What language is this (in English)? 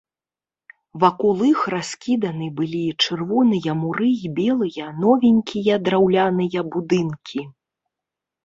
Belarusian